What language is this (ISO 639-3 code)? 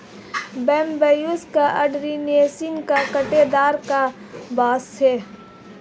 hin